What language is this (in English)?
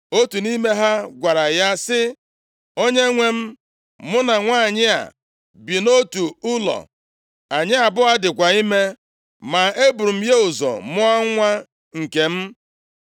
Igbo